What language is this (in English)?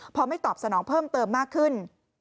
Thai